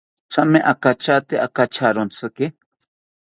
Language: South Ucayali Ashéninka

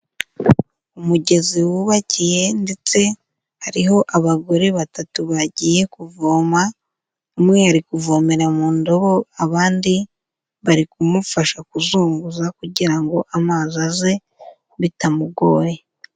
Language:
Kinyarwanda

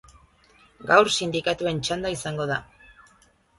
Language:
Basque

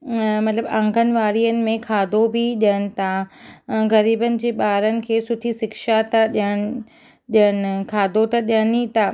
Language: Sindhi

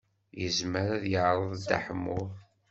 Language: Kabyle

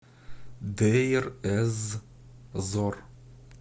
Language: Russian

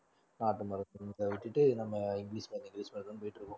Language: Tamil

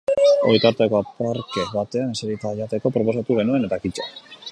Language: Basque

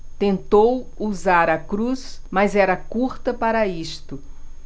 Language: Portuguese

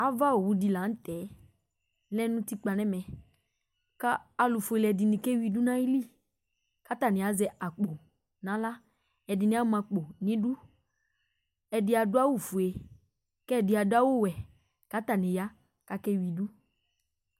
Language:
Ikposo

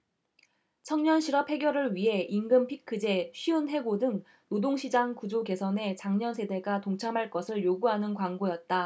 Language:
Korean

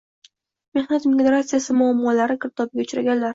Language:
Uzbek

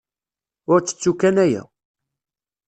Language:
Kabyle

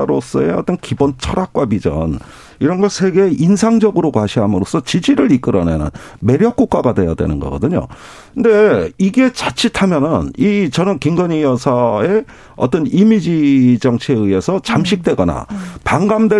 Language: Korean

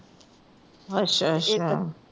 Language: Punjabi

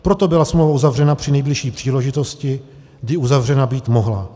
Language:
Czech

